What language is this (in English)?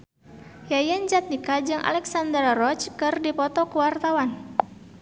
Sundanese